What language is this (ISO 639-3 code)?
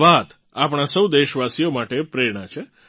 guj